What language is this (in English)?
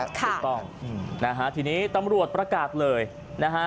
Thai